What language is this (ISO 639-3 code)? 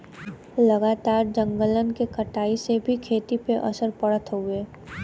bho